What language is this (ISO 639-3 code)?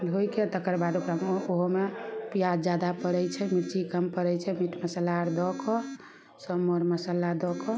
mai